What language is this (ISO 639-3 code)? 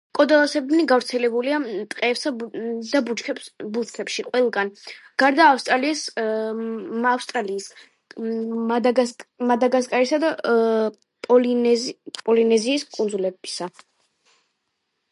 kat